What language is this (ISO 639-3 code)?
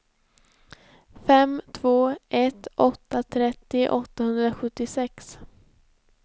swe